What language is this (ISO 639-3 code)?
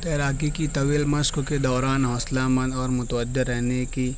urd